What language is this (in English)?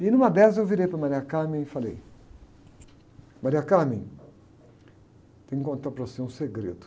Portuguese